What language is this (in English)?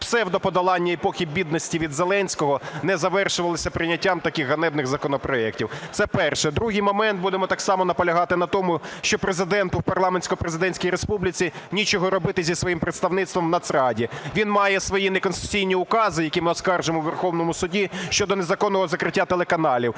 Ukrainian